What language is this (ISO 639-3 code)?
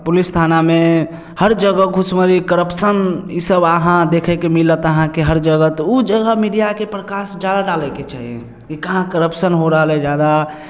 mai